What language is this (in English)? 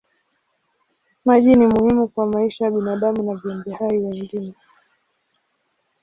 Swahili